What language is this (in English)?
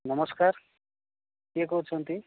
Odia